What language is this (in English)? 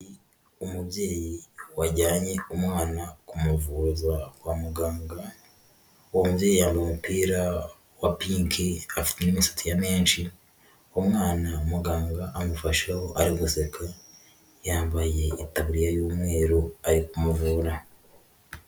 Kinyarwanda